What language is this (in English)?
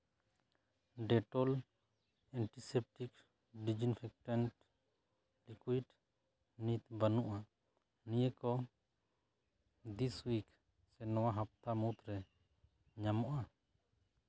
Santali